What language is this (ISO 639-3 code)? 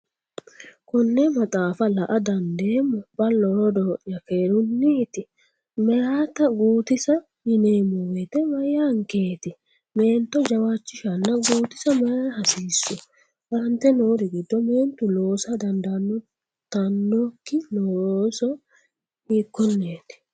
sid